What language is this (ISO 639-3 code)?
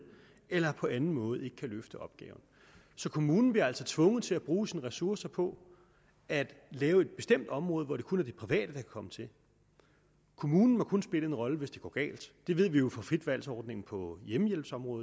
dan